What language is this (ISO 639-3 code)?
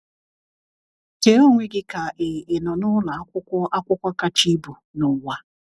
ibo